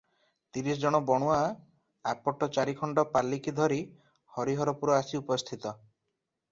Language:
Odia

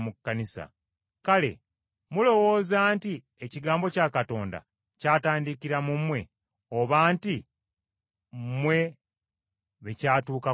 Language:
Ganda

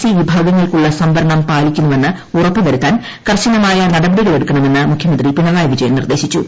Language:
Malayalam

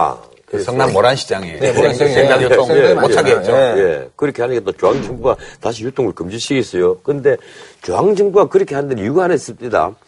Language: Korean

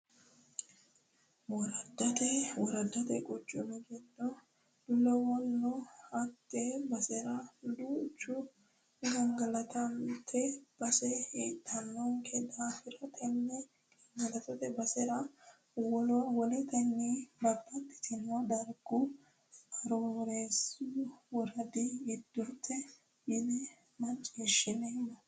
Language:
Sidamo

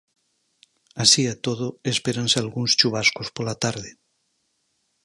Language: Galician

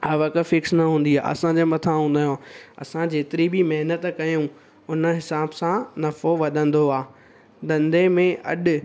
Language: Sindhi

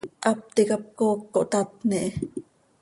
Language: Seri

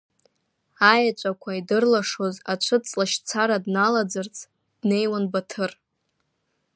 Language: Abkhazian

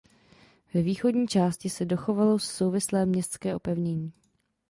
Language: Czech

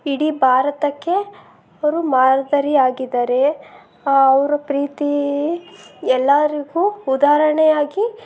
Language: Kannada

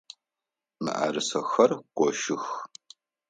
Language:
Adyghe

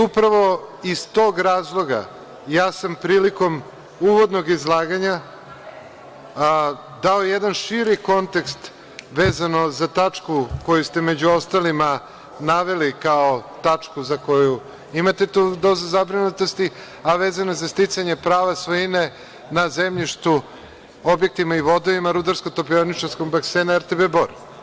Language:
Serbian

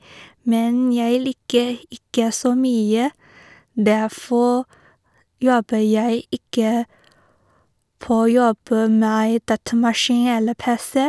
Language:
Norwegian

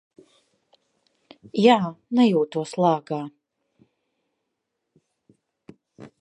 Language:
Latvian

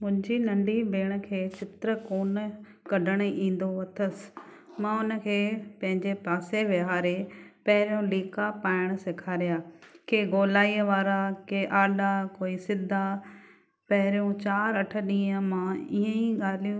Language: Sindhi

